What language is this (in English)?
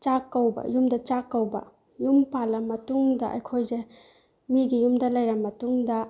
Manipuri